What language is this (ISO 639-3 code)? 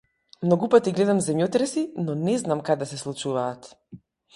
mkd